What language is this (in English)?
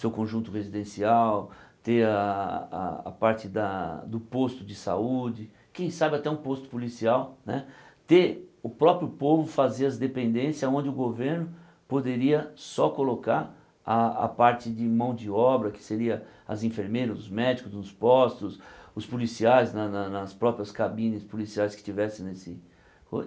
Portuguese